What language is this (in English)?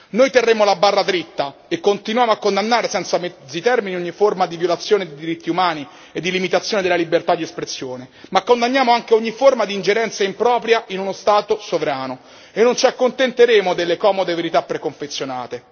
Italian